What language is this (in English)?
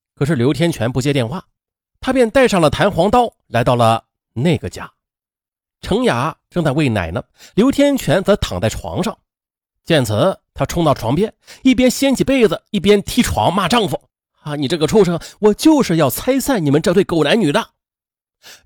Chinese